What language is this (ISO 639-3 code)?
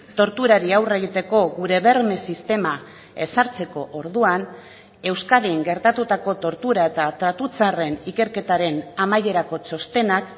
eus